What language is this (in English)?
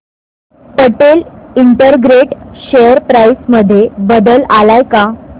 Marathi